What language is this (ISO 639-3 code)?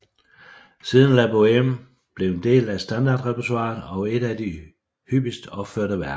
dan